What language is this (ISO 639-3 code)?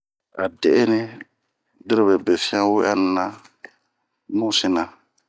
bmq